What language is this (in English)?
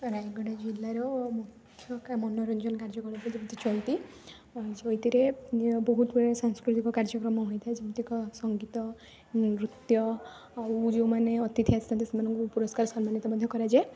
Odia